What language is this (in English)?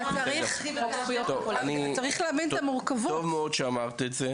Hebrew